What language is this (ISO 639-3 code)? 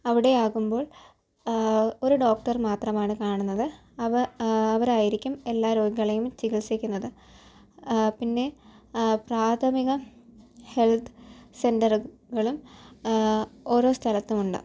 mal